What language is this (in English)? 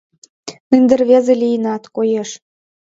Mari